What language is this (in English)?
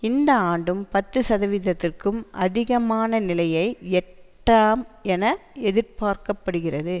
Tamil